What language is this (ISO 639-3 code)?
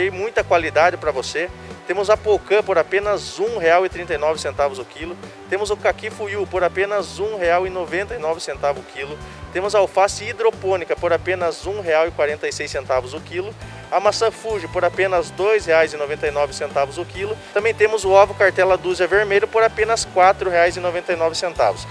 por